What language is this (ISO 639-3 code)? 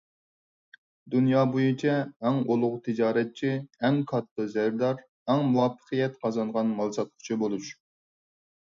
uig